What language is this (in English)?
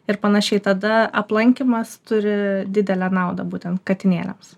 Lithuanian